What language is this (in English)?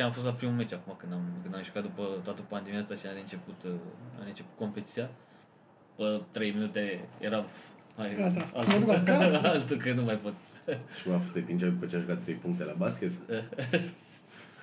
Romanian